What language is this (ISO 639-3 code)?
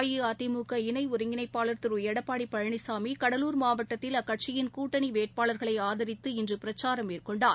tam